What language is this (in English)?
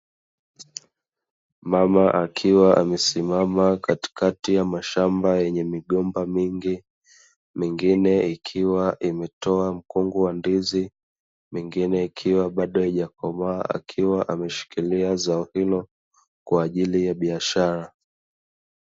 Swahili